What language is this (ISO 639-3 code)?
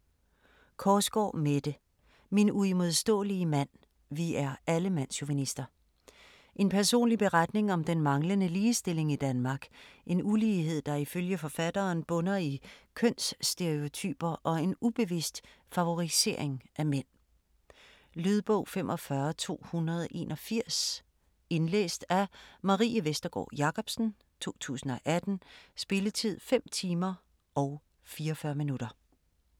dan